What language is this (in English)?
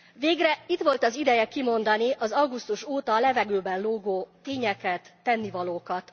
Hungarian